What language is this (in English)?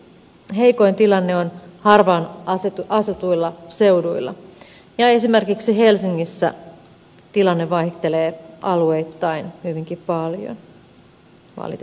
Finnish